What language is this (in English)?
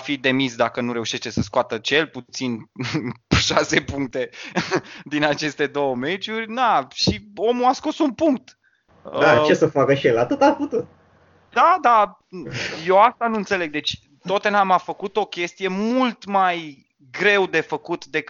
Romanian